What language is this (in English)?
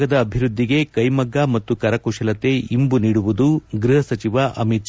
Kannada